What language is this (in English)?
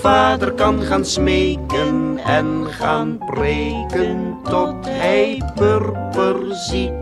Dutch